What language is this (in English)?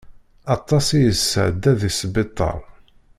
Kabyle